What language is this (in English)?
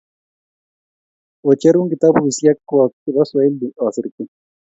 Kalenjin